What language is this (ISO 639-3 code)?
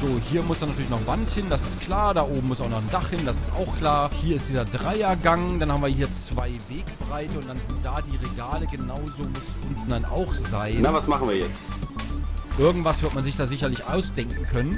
deu